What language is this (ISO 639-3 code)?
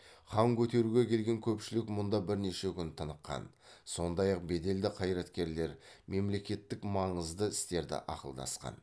kaz